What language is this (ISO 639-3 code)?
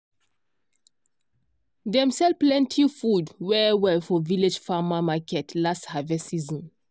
pcm